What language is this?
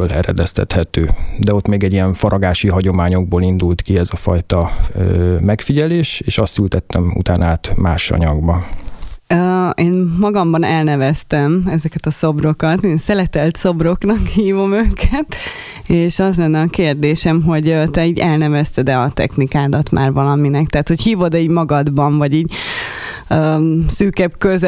Hungarian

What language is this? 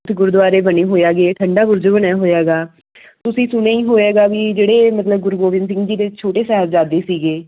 Punjabi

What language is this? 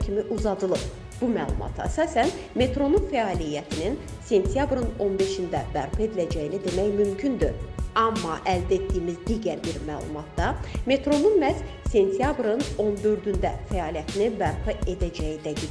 Turkish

